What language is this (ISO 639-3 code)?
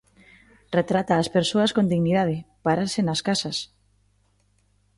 glg